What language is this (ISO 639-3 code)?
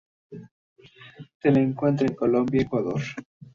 spa